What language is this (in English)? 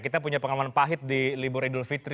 Indonesian